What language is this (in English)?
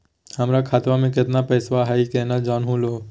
Magahi